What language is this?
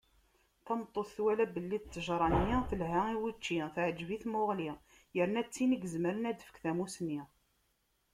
Kabyle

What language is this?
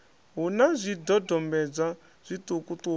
Venda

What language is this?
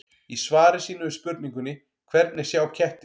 Icelandic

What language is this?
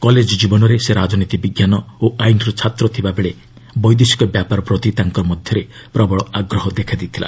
Odia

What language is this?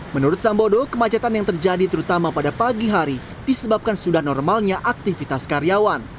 Indonesian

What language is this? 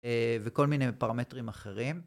Hebrew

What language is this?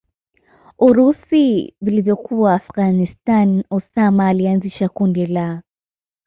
Swahili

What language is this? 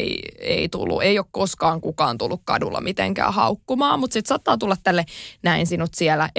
Finnish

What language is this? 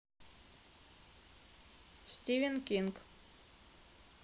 Russian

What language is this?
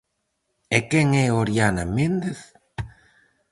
Galician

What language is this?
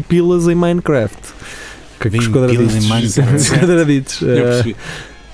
Portuguese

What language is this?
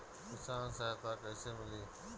Bhojpuri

